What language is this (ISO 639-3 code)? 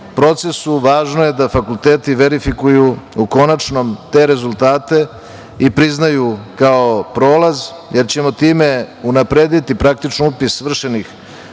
srp